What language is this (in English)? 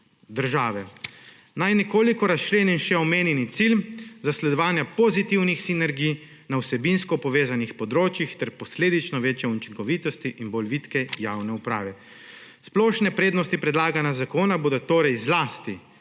Slovenian